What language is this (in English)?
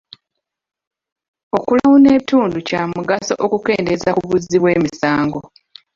Ganda